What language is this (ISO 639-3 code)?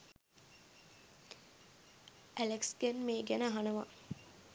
sin